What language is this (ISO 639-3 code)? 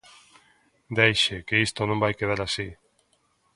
glg